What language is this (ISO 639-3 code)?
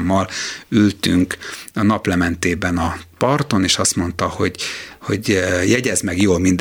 hun